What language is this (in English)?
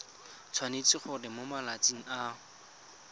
Tswana